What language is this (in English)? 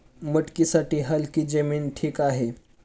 Marathi